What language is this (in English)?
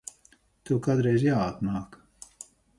Latvian